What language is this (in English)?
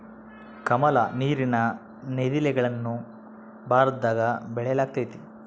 Kannada